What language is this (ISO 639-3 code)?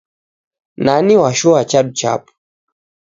dav